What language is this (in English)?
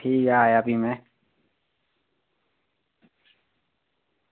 Dogri